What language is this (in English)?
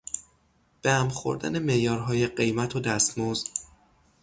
Persian